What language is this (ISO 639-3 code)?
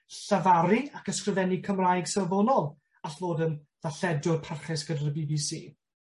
cym